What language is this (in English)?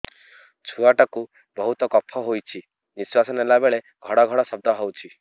Odia